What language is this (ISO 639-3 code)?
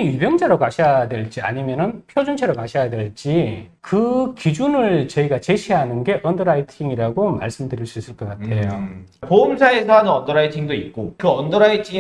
kor